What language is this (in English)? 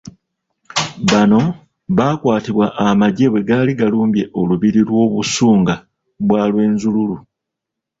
Ganda